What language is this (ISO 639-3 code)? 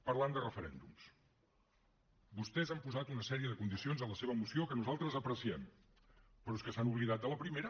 cat